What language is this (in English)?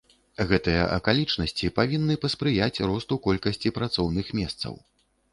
Belarusian